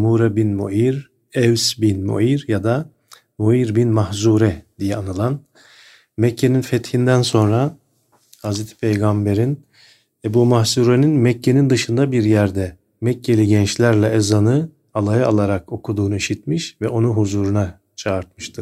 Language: Turkish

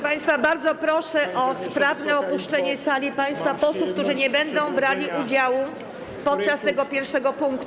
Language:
Polish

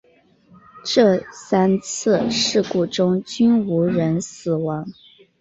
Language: Chinese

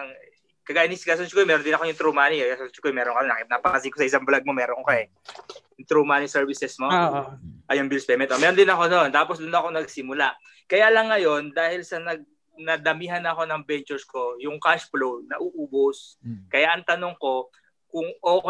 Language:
Filipino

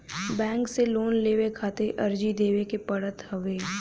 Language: Bhojpuri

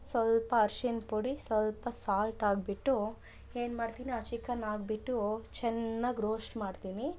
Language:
Kannada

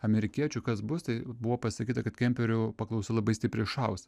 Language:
Lithuanian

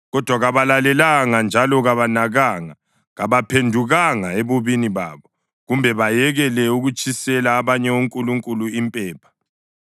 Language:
North Ndebele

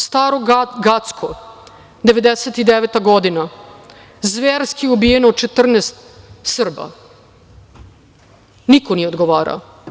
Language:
Serbian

